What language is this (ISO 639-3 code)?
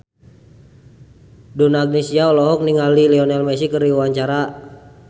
sun